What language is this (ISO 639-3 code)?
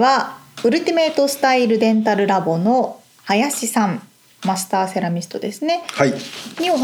jpn